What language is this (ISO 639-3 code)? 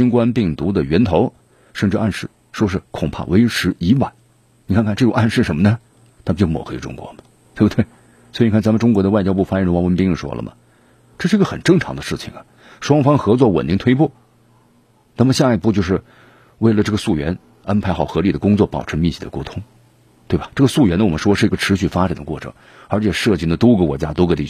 zho